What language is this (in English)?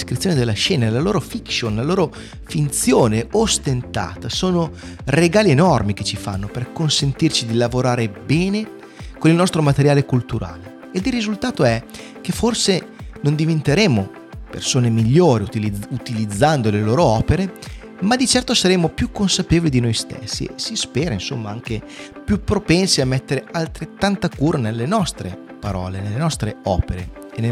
Italian